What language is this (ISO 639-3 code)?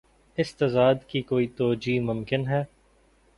urd